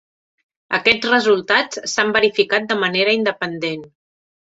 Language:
Catalan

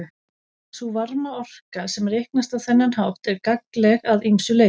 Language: Icelandic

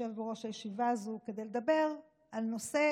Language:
Hebrew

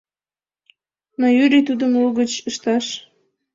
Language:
Mari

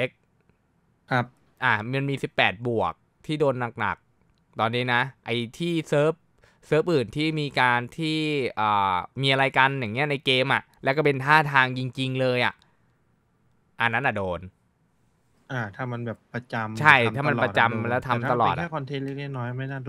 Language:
Thai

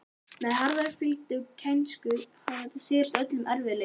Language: Icelandic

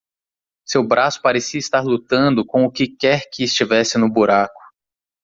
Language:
Portuguese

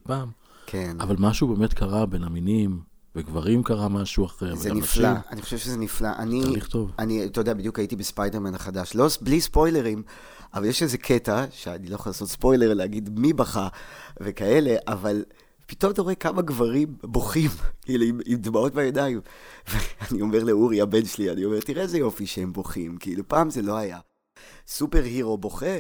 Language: Hebrew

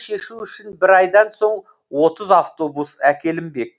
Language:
Kazakh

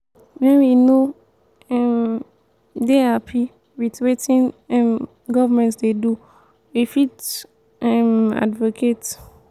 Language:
Nigerian Pidgin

